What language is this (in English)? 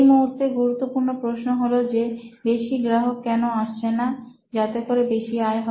Bangla